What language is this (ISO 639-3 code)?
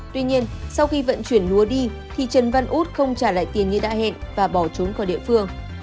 vie